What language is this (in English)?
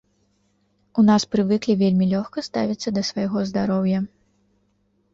Belarusian